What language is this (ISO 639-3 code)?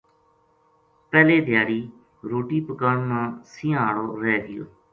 gju